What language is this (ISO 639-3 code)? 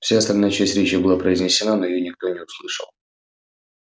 rus